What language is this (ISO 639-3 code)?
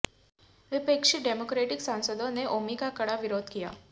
hin